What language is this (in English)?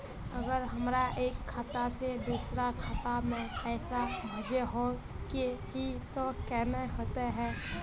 Magahi